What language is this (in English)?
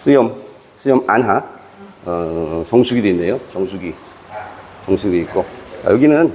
Korean